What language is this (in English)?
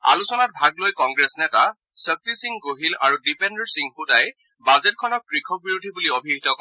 Assamese